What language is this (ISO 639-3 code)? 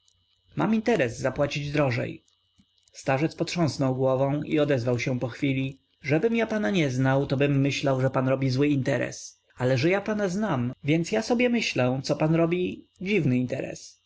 pol